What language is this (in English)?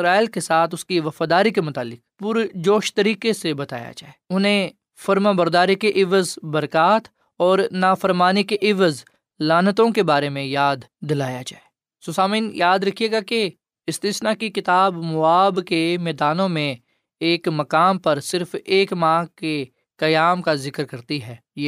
Urdu